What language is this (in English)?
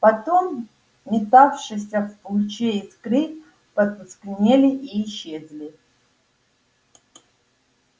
Russian